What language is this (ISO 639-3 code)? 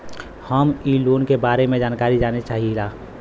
bho